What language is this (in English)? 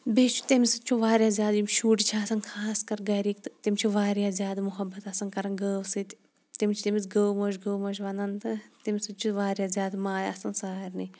Kashmiri